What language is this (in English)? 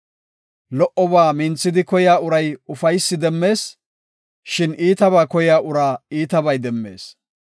Gofa